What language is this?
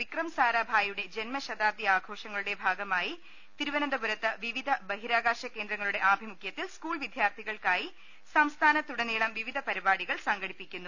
Malayalam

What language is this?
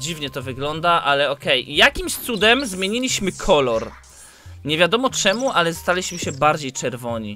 Polish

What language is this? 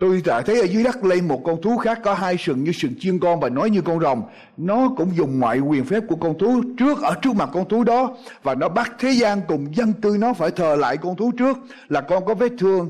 Vietnamese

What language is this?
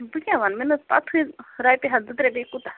Kashmiri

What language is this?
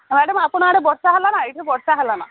Odia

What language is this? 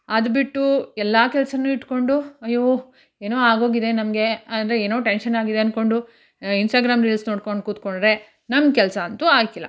Kannada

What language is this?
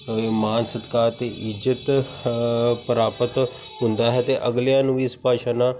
Punjabi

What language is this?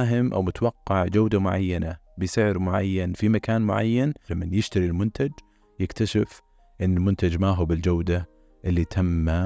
Arabic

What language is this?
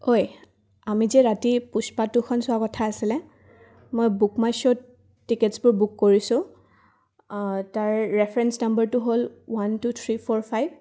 Assamese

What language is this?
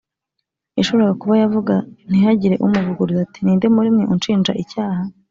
Kinyarwanda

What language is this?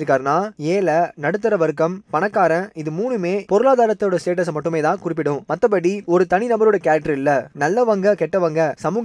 Tamil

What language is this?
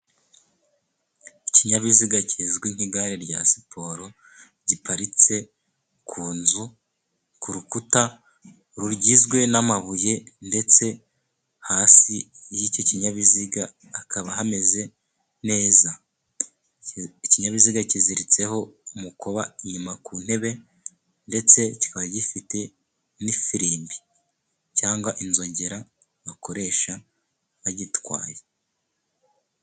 Kinyarwanda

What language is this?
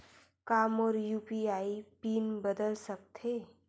Chhattisgarhi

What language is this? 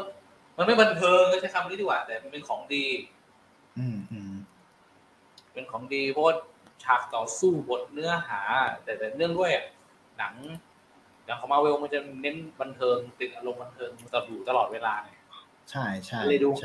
Thai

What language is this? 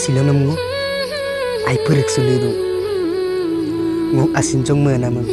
Romanian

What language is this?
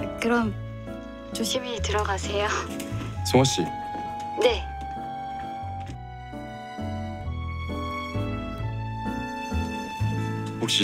Korean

